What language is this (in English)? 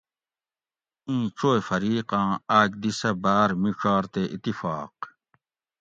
Gawri